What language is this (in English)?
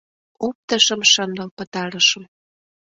Mari